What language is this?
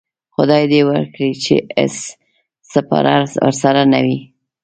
Pashto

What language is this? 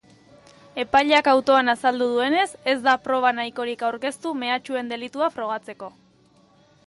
Basque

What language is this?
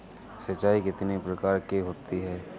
Hindi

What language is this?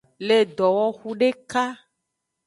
Aja (Benin)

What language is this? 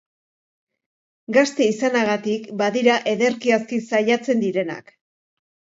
Basque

